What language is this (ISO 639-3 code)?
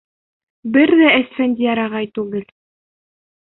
bak